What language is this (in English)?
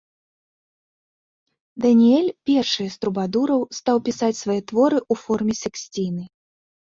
Belarusian